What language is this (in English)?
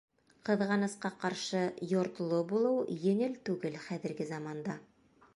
Bashkir